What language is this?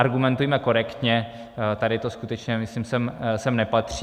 Czech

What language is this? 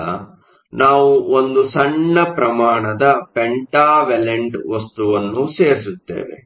Kannada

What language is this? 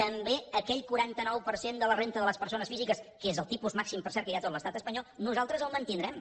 Catalan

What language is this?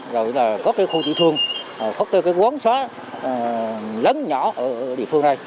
Vietnamese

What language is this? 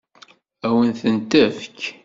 Kabyle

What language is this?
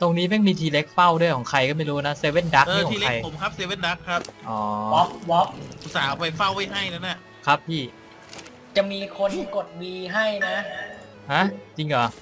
Thai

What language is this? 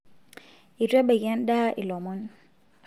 Masai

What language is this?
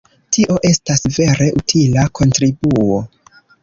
Esperanto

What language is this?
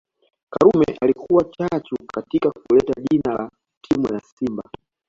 Swahili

